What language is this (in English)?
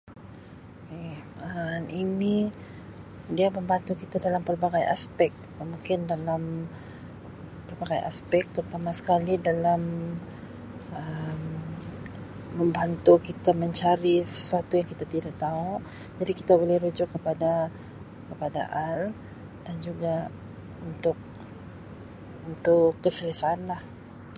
Sabah Malay